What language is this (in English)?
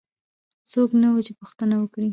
Pashto